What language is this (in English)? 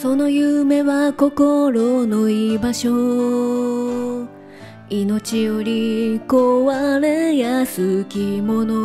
Japanese